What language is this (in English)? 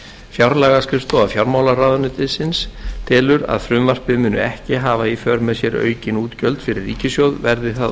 Icelandic